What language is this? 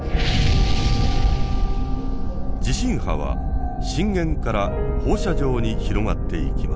Japanese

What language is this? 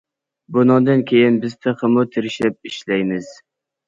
Uyghur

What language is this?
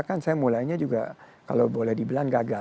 Indonesian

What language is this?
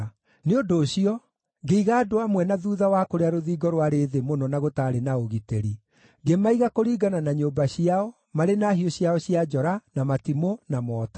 Kikuyu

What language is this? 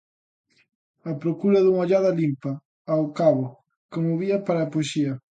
Galician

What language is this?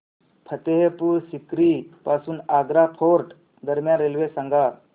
Marathi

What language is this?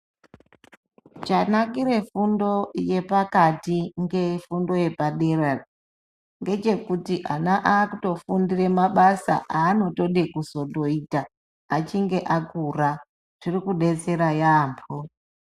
Ndau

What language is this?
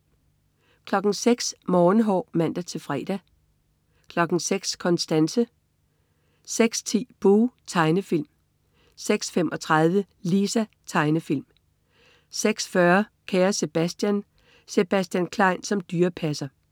Danish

